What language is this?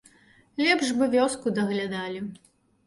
Belarusian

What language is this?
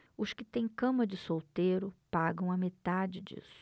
Portuguese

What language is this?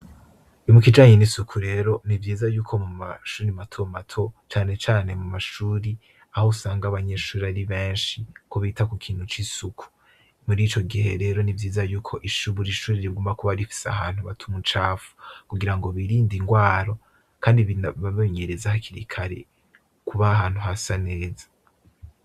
Rundi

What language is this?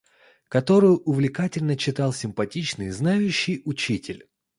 Russian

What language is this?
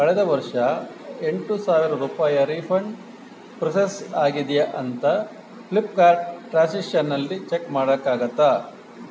Kannada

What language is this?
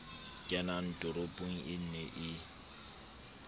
Southern Sotho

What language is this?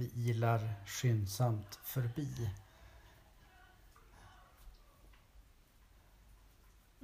Swedish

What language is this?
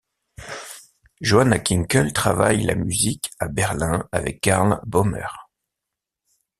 French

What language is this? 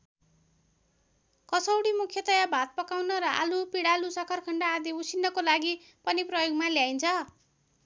Nepali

